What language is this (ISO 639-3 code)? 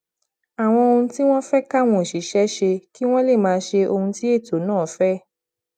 yor